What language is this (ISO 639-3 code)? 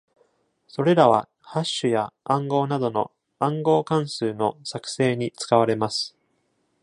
jpn